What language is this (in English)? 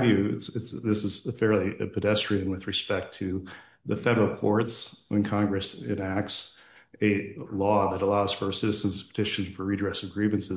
English